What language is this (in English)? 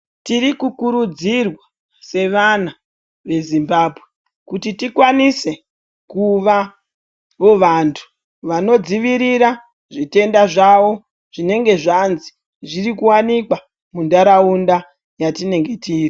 Ndau